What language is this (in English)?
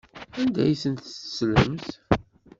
Kabyle